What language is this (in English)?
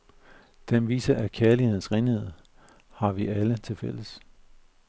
Danish